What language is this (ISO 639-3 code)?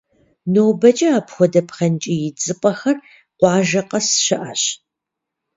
kbd